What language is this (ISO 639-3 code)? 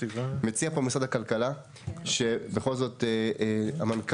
heb